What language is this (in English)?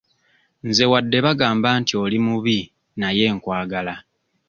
Ganda